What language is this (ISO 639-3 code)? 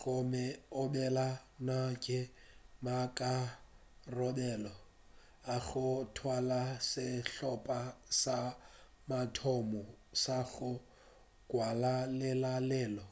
nso